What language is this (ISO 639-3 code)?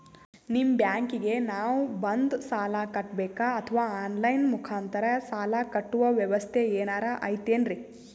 kan